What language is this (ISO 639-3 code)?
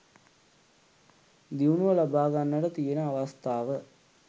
sin